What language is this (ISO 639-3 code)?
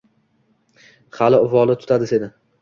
uzb